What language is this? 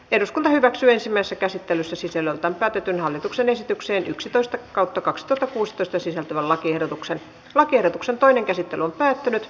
Finnish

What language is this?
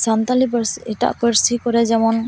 Santali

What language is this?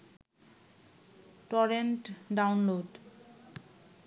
Bangla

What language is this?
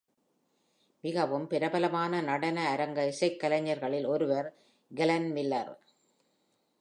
Tamil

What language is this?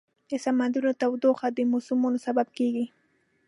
Pashto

